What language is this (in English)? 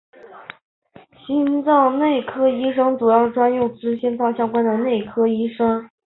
Chinese